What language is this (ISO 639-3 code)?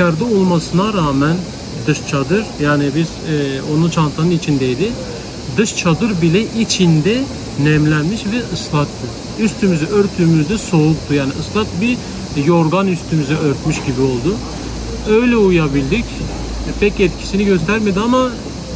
tur